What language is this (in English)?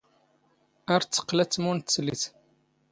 Standard Moroccan Tamazight